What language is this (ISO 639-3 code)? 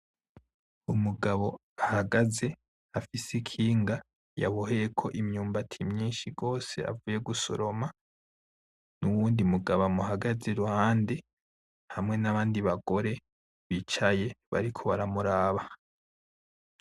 run